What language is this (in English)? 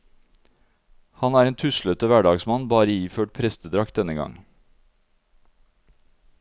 Norwegian